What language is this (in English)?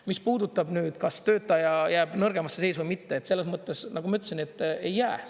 Estonian